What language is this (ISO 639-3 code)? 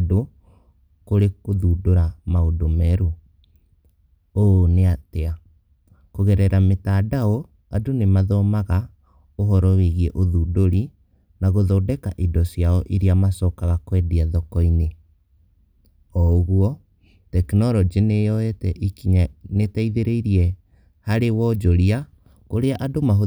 kik